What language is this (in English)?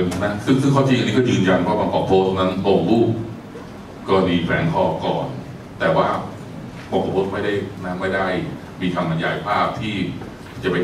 Thai